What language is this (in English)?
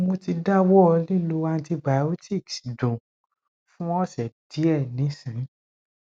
Yoruba